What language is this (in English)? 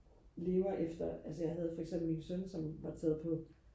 Danish